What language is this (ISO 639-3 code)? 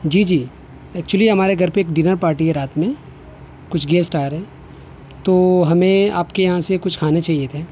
urd